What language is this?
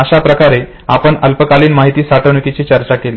Marathi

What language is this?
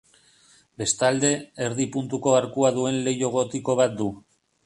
Basque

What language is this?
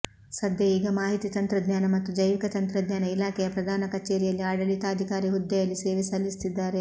Kannada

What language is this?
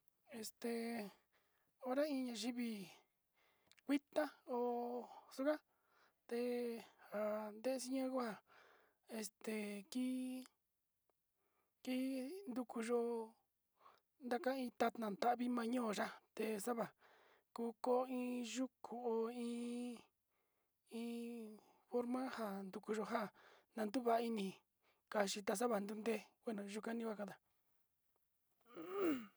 Sinicahua Mixtec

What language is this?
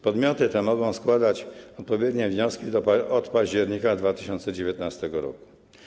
Polish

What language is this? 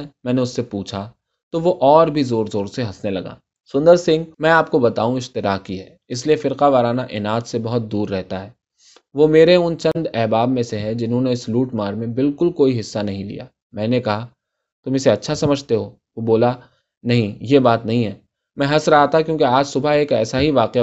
Urdu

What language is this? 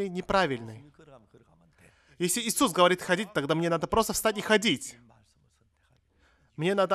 Russian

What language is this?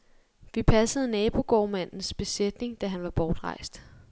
Danish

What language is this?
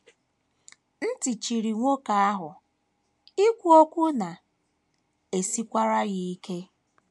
Igbo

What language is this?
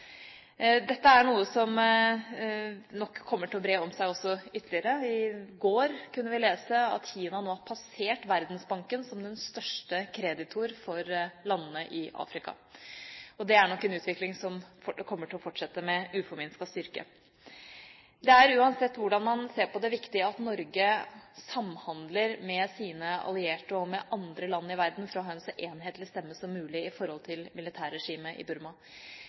Norwegian Bokmål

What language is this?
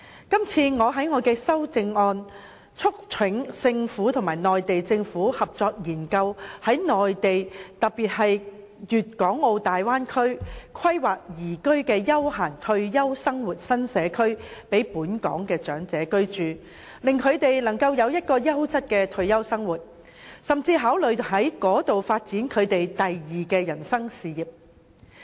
Cantonese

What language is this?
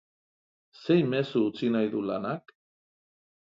Basque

